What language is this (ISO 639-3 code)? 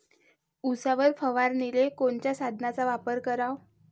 mar